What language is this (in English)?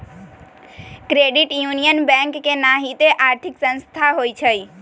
Magahi